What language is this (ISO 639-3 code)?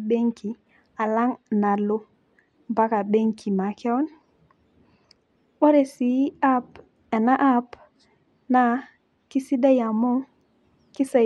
mas